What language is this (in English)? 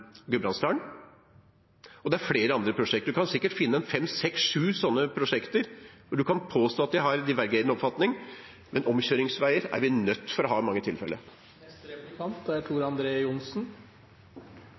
Norwegian Nynorsk